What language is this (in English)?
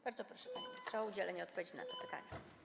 Polish